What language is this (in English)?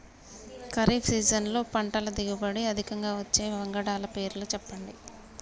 Telugu